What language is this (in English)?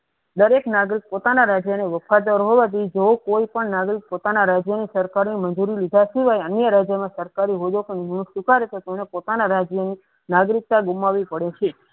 Gujarati